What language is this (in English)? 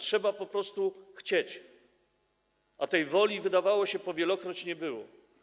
Polish